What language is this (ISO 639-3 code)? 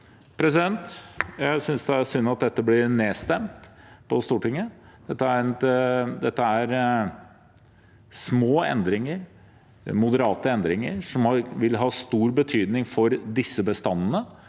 nor